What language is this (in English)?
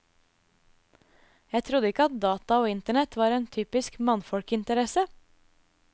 Norwegian